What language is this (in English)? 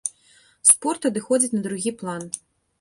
Belarusian